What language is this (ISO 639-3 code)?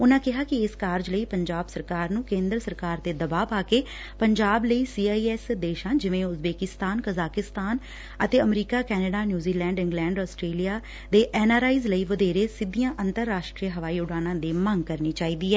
pan